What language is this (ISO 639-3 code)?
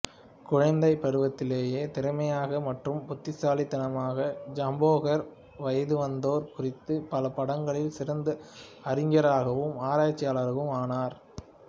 tam